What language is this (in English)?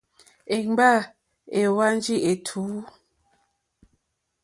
Mokpwe